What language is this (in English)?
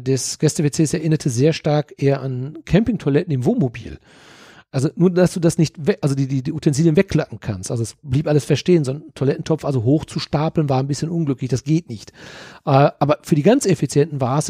German